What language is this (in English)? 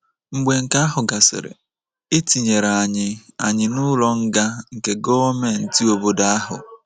Igbo